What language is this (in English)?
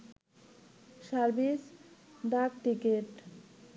Bangla